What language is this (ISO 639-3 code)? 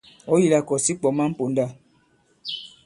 abb